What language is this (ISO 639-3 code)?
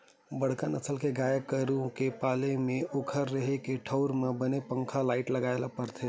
hne